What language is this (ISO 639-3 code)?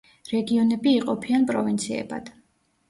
kat